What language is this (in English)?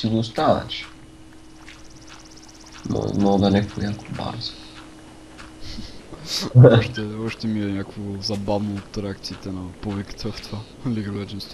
Bulgarian